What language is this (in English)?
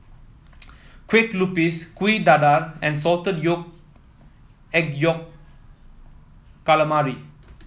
English